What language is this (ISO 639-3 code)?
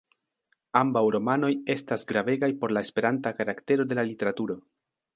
epo